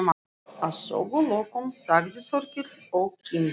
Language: Icelandic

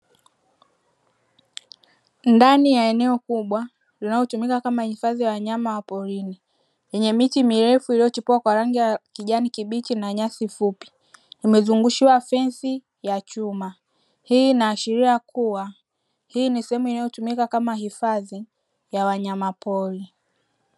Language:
Swahili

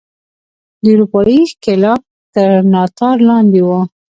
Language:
Pashto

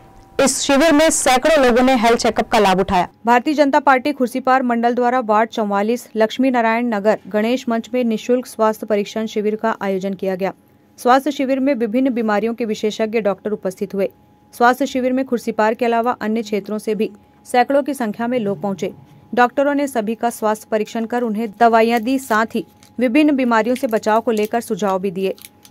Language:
Hindi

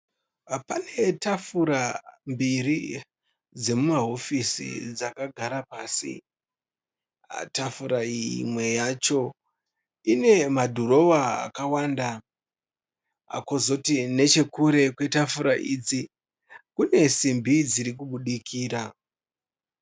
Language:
Shona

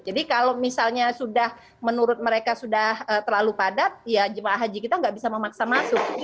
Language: Indonesian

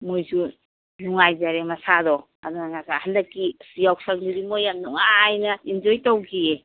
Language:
Manipuri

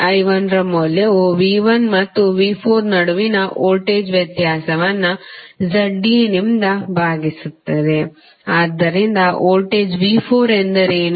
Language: Kannada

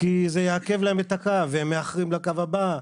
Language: Hebrew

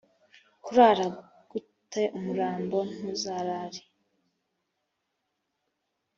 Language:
Kinyarwanda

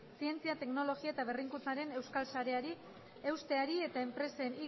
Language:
Basque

